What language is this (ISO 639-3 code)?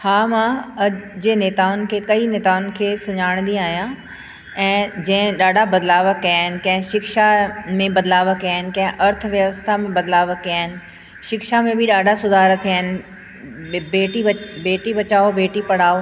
snd